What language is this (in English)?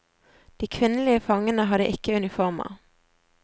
Norwegian